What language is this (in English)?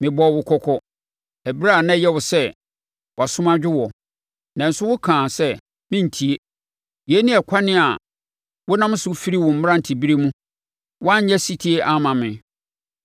Akan